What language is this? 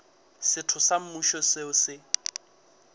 Northern Sotho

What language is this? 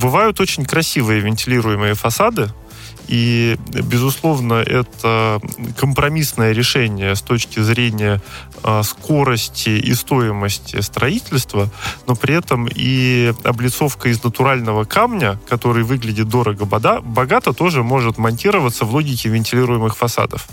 Russian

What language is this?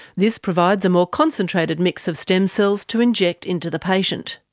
English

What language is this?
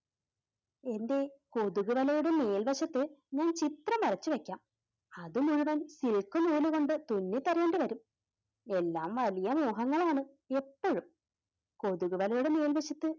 Malayalam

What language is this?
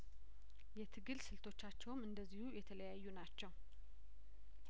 Amharic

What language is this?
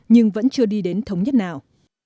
Vietnamese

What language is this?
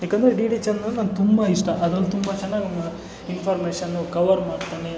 Kannada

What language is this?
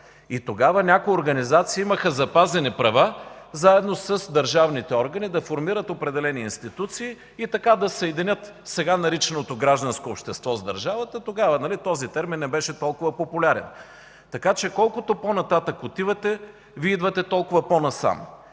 Bulgarian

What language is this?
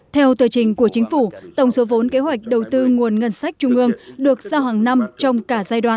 Vietnamese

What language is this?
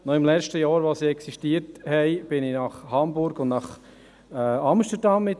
Swiss German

